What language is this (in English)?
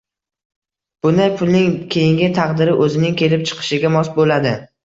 Uzbek